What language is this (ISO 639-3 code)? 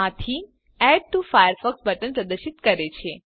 guj